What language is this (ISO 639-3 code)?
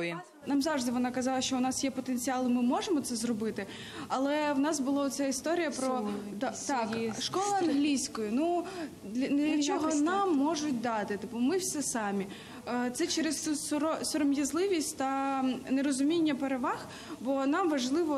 ukr